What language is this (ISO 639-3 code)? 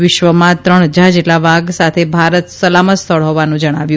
guj